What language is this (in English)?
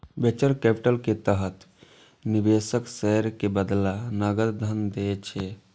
Maithili